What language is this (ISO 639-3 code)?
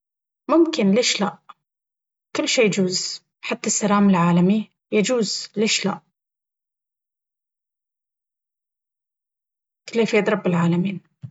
abv